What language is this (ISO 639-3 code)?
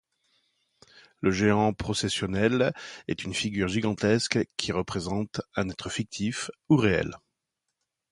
fra